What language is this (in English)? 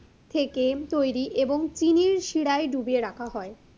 Bangla